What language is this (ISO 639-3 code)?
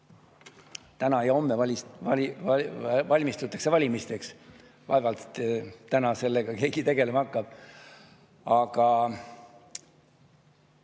est